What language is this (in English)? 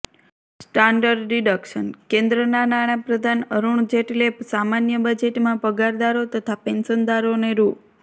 Gujarati